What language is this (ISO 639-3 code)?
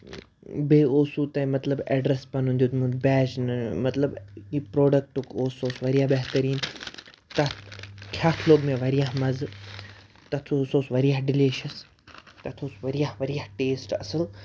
kas